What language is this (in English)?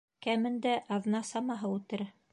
Bashkir